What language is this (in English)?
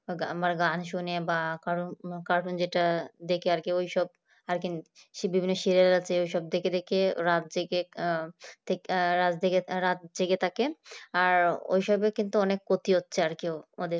Bangla